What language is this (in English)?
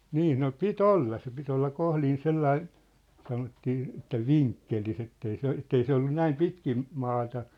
Finnish